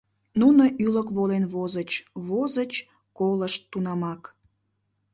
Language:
Mari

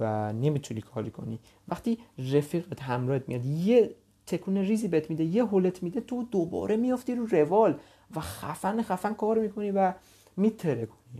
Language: Persian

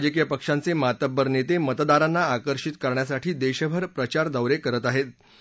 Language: Marathi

